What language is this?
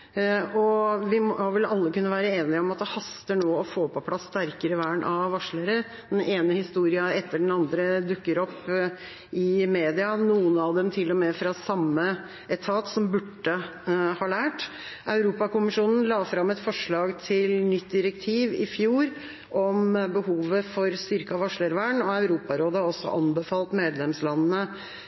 Norwegian Bokmål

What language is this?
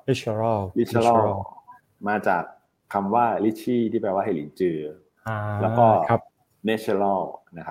Thai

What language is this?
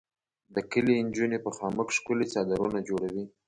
Pashto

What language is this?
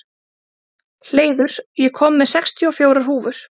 Icelandic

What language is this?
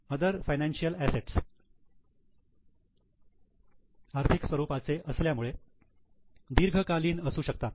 Marathi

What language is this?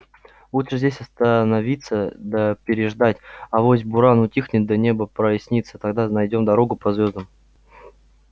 Russian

